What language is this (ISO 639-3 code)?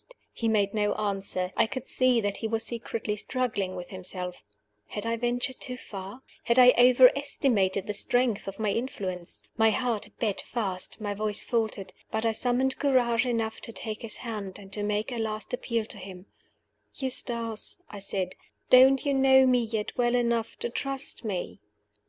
eng